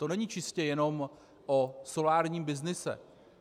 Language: Czech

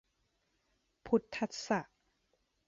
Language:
Thai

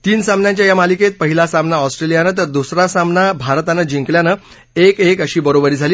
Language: Marathi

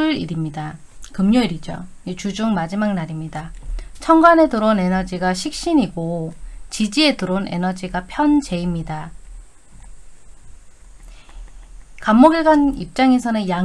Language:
Korean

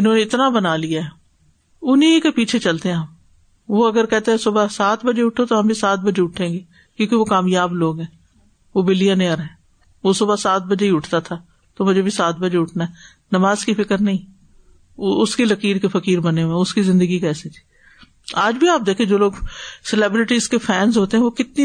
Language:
Urdu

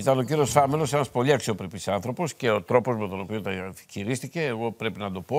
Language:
Greek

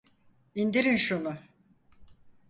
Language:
Turkish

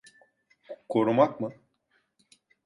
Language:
Turkish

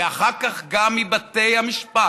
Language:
Hebrew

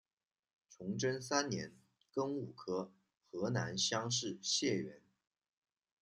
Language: Chinese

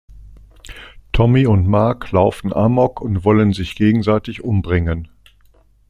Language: German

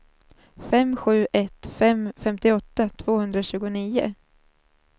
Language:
Swedish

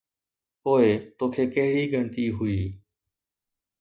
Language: Sindhi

